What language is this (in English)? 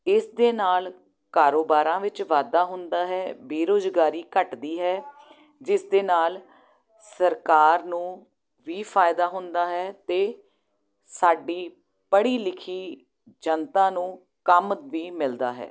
Punjabi